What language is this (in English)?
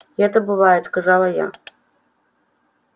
Russian